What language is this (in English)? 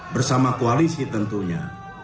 Indonesian